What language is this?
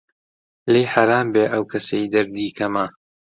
Central Kurdish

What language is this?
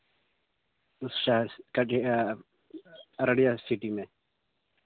Urdu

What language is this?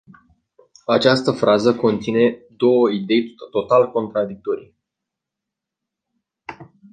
Romanian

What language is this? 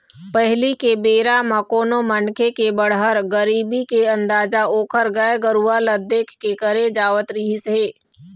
Chhattisgarhi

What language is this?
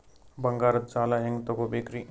Kannada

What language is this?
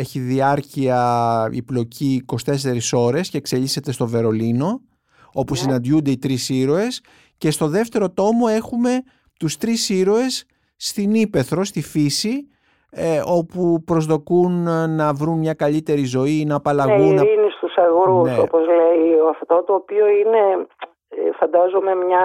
Greek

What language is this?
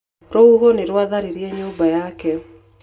Kikuyu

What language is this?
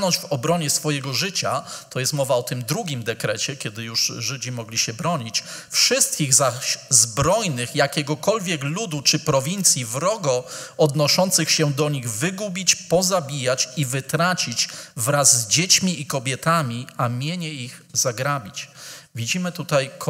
Polish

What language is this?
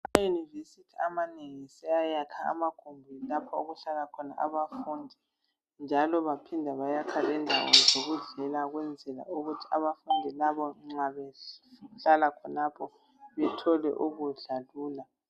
North Ndebele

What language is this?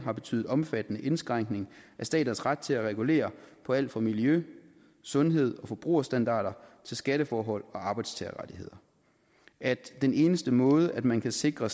Danish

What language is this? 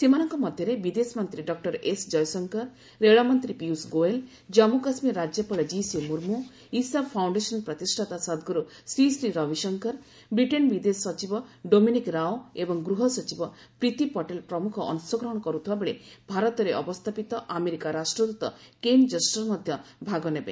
Odia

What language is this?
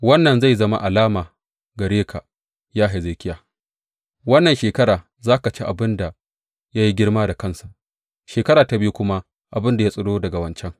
Hausa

